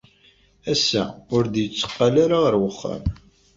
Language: Kabyle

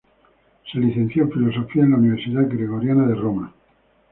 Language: Spanish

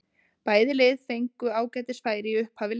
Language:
Icelandic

